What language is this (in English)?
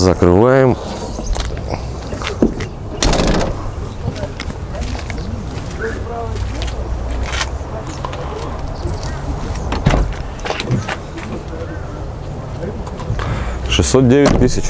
Russian